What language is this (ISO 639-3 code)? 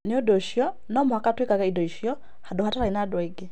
kik